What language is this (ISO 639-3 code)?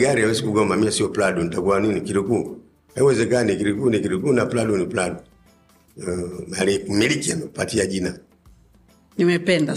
swa